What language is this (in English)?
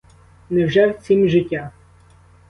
Ukrainian